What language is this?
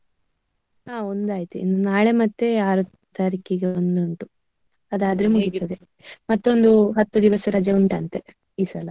Kannada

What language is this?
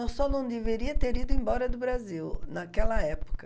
Portuguese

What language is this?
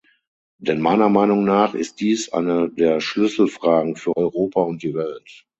German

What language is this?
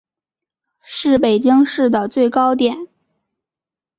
Chinese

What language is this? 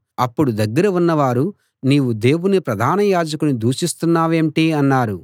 Telugu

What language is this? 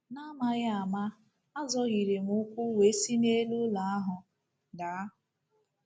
Igbo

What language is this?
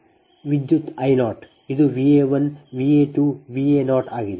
Kannada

